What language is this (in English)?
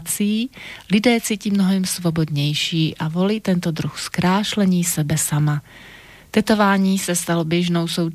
Slovak